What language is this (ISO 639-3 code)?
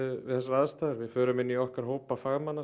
isl